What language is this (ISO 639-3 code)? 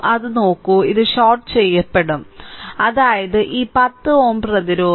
mal